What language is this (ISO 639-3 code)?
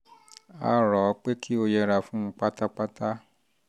yor